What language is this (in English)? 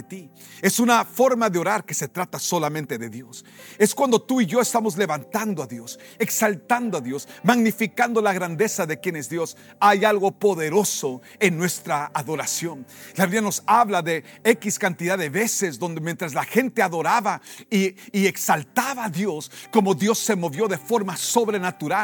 Spanish